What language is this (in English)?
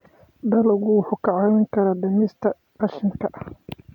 Somali